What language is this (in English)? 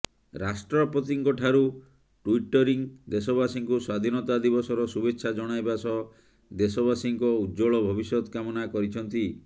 Odia